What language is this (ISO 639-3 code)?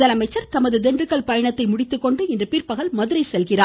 tam